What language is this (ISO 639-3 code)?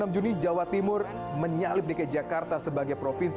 ind